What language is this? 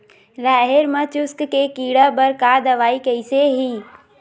Chhattisgarhi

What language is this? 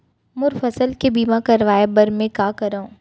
Chhattisgarhi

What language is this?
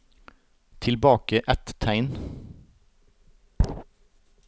Norwegian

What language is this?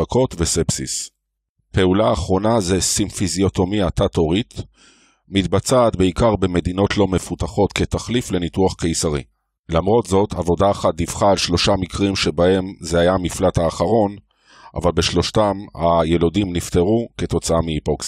Hebrew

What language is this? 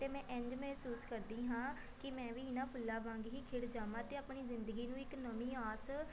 Punjabi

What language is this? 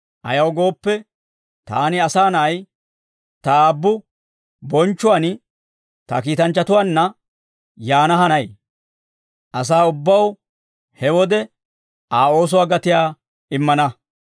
Dawro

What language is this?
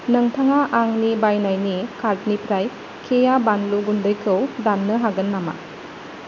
Bodo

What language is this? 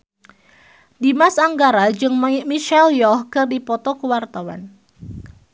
Sundanese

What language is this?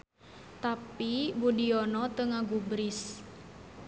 Sundanese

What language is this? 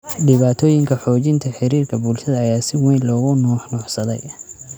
Somali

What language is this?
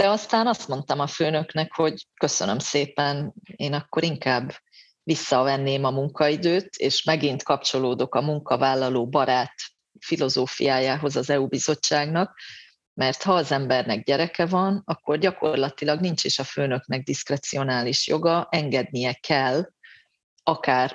Hungarian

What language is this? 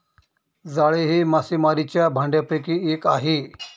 Marathi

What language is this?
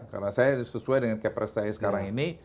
Indonesian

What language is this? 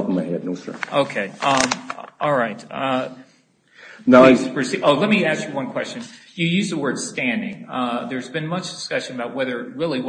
English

